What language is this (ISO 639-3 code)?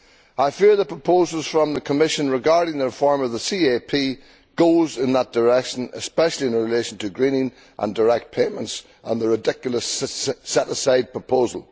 eng